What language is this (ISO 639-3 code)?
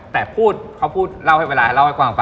tha